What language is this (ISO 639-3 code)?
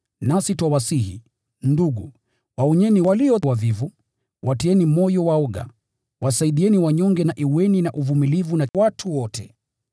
swa